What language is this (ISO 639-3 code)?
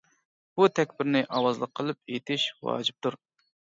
uig